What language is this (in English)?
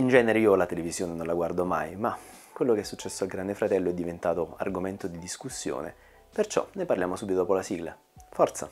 Italian